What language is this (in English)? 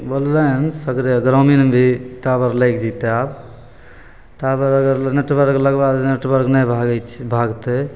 Maithili